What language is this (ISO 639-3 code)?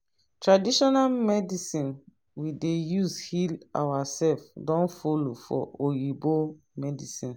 pcm